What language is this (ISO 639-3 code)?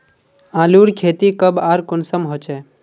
mag